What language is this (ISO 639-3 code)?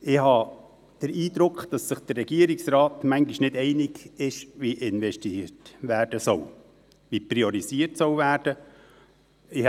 gsw